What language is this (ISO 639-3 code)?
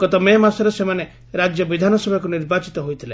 ori